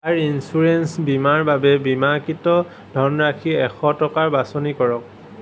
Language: Assamese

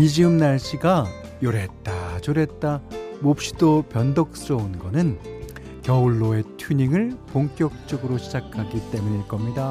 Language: Korean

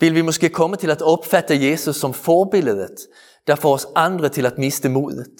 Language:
Danish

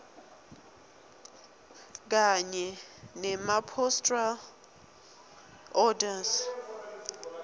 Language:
Swati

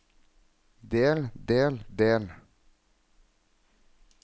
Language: Norwegian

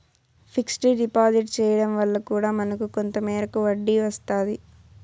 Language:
Telugu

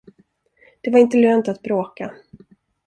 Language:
Swedish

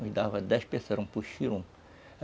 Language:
Portuguese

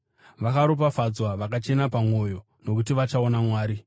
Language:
Shona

